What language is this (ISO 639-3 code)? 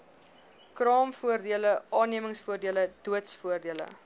afr